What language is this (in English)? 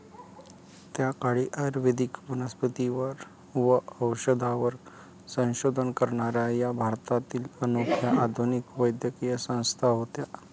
Marathi